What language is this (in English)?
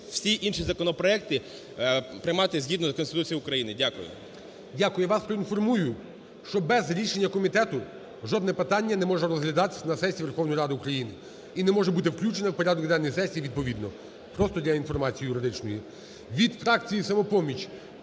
Ukrainian